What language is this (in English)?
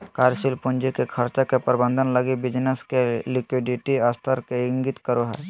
Magahi